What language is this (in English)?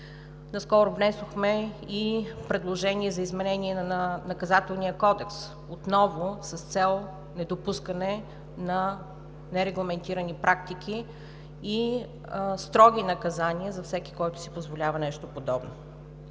Bulgarian